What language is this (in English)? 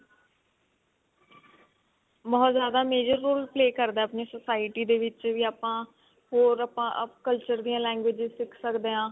Punjabi